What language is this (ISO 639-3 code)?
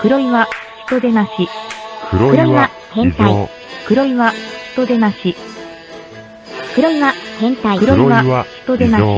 jpn